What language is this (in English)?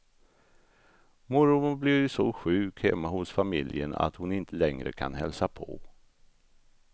Swedish